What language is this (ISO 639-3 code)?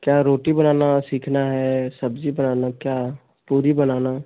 hin